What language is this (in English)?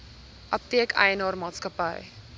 Afrikaans